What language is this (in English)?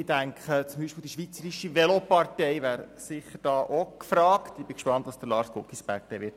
Swiss German